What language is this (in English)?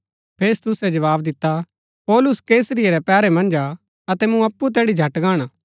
Gaddi